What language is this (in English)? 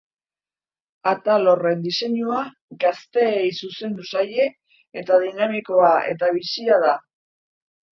Basque